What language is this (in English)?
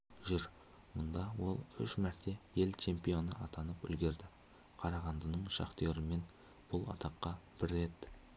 Kazakh